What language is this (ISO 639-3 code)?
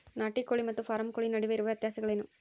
kan